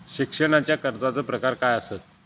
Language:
Marathi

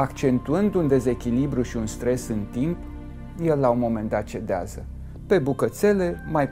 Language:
Romanian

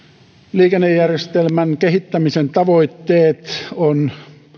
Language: Finnish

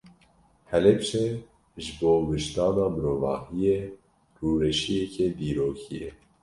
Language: Kurdish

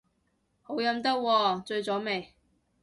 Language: Cantonese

